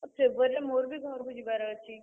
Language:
Odia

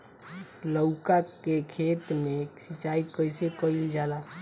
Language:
Bhojpuri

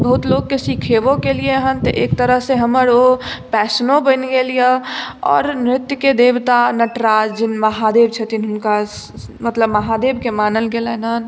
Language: Maithili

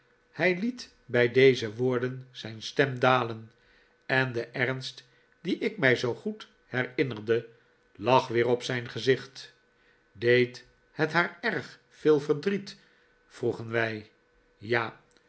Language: Dutch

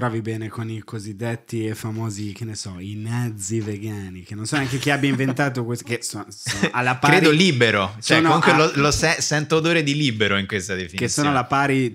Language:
Italian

